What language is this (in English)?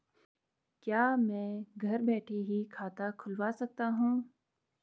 Hindi